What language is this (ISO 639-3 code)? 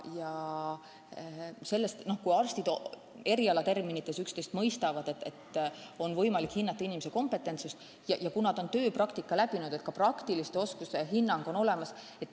est